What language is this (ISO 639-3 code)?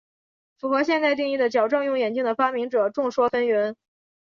zho